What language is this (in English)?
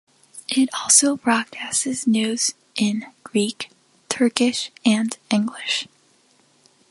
English